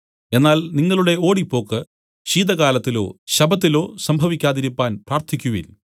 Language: Malayalam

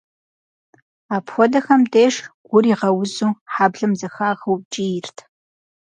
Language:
Kabardian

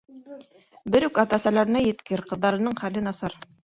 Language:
Bashkir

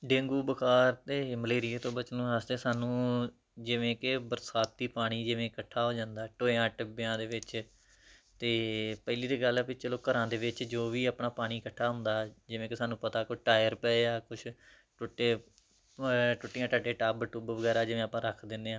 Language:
Punjabi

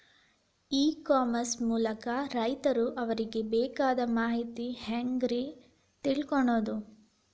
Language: Kannada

